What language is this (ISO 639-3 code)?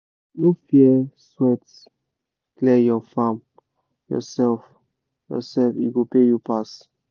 pcm